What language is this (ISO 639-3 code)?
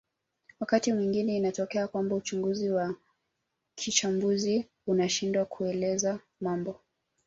swa